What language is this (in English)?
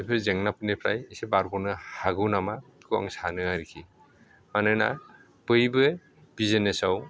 Bodo